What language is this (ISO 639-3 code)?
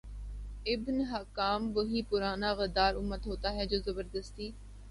urd